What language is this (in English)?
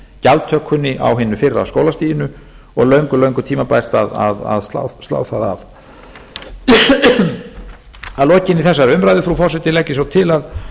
Icelandic